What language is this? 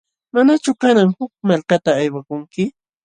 Jauja Wanca Quechua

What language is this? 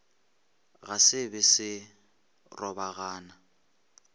Northern Sotho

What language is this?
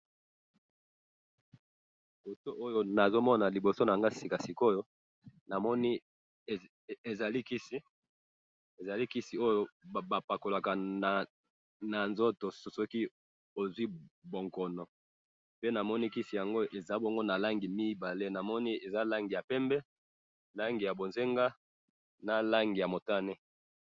Lingala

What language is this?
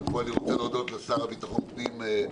Hebrew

